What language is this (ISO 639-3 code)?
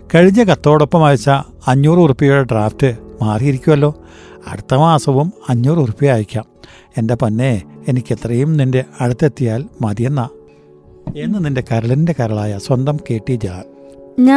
mal